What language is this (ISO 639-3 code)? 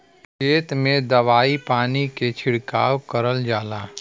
bho